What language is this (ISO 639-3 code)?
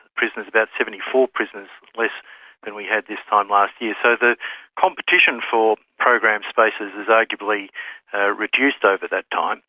eng